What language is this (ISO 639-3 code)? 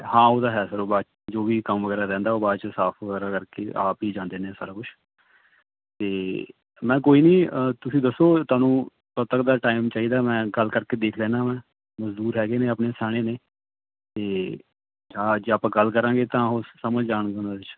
pan